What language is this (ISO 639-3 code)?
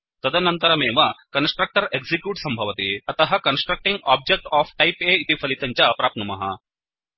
san